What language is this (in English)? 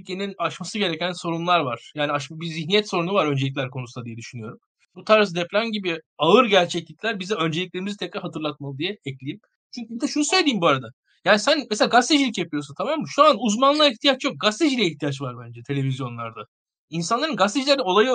Turkish